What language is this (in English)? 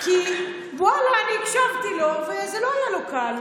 Hebrew